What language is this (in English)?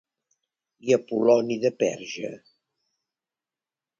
Catalan